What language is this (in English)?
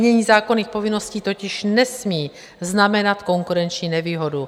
Czech